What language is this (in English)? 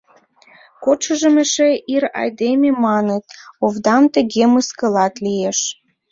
Mari